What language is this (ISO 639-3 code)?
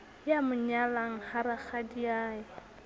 sot